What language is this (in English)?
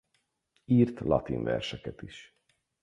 Hungarian